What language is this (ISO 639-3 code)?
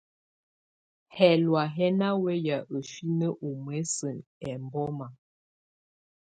tvu